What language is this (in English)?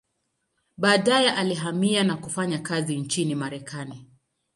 Swahili